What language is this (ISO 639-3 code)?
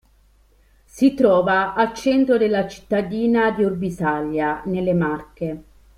ita